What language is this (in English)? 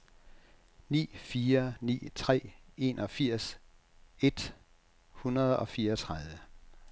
Danish